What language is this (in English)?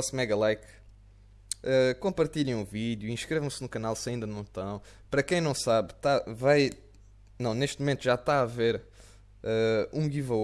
Portuguese